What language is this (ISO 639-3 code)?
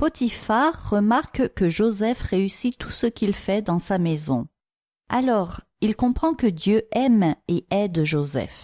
fra